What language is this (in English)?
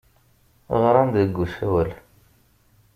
Kabyle